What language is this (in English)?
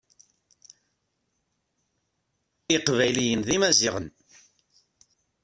Kabyle